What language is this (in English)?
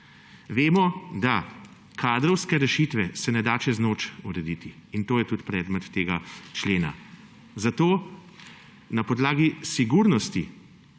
Slovenian